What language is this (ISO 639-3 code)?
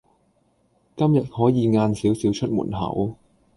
yue